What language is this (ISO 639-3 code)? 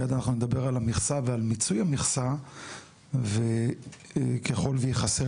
heb